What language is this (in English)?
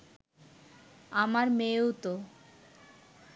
Bangla